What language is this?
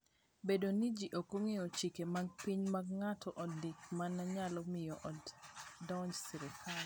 Luo (Kenya and Tanzania)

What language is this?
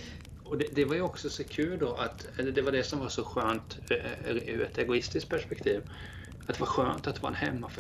Swedish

